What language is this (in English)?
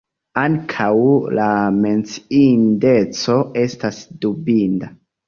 Esperanto